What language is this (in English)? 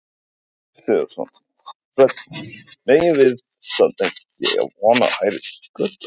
Icelandic